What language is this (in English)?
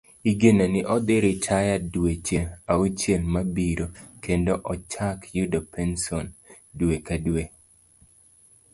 Luo (Kenya and Tanzania)